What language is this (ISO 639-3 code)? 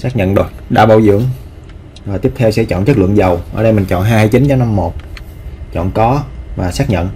vie